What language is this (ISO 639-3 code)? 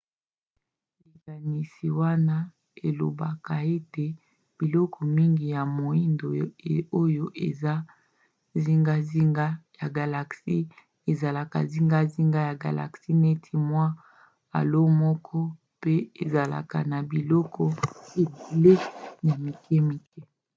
lin